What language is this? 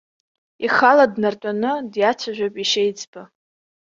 Abkhazian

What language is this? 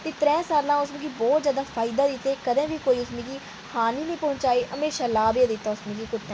Dogri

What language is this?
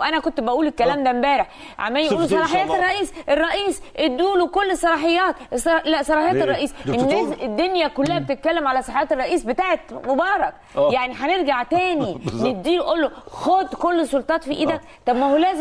Arabic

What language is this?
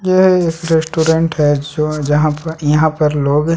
Hindi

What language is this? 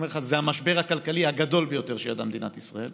Hebrew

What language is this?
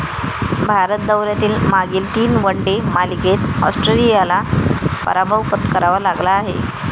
Marathi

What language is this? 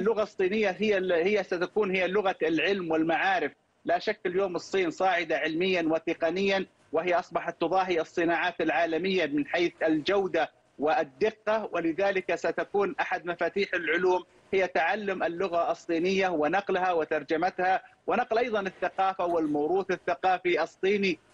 Arabic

